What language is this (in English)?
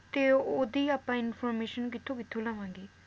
Punjabi